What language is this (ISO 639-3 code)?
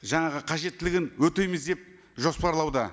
kaz